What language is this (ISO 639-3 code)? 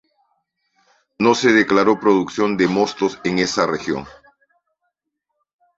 spa